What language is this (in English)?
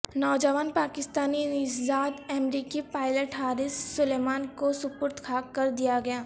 Urdu